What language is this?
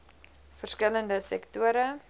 Afrikaans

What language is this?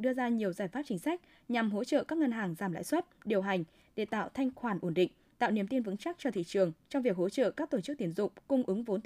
Vietnamese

